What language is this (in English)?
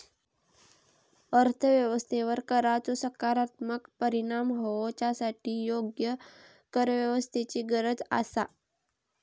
Marathi